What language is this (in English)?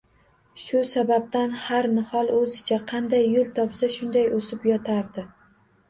Uzbek